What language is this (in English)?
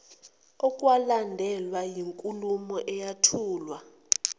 Zulu